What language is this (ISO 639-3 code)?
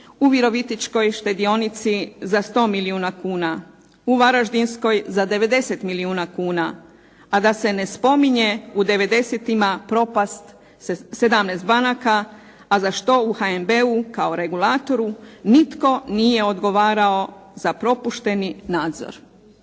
hrv